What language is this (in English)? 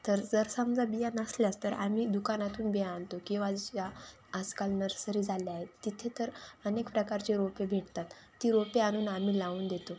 Marathi